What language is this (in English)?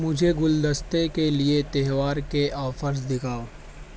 Urdu